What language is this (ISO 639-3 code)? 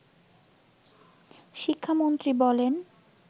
ben